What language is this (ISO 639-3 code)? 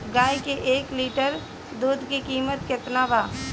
bho